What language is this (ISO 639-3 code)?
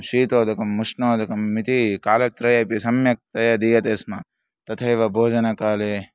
san